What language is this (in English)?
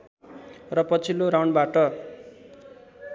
Nepali